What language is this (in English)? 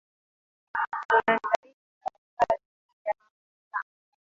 Swahili